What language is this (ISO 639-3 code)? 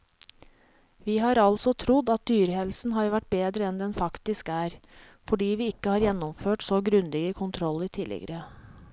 nor